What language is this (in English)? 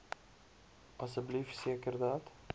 Afrikaans